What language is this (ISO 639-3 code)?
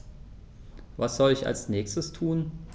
deu